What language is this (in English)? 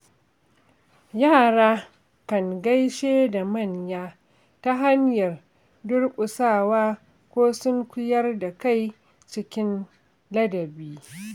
Hausa